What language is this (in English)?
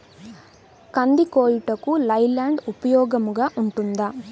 Telugu